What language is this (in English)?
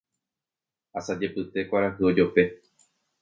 Guarani